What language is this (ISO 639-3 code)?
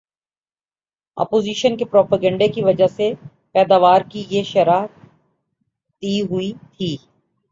urd